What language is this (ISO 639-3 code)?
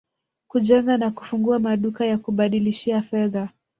swa